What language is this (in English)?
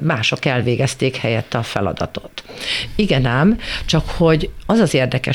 Hungarian